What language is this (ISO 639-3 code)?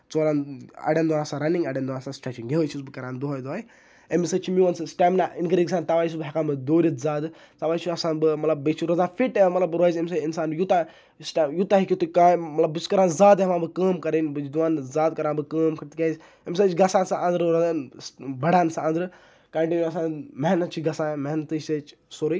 kas